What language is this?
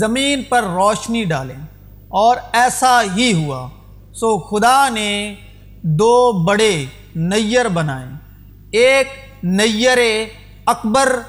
Urdu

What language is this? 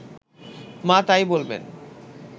Bangla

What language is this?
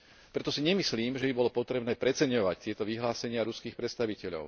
Slovak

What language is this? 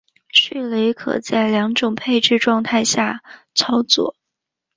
Chinese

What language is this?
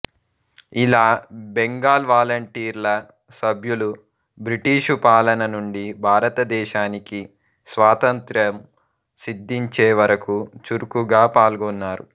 Telugu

